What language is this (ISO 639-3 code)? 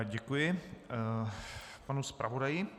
ces